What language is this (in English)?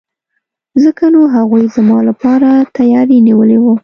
Pashto